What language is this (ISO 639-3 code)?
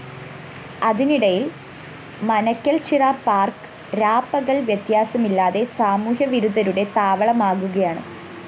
mal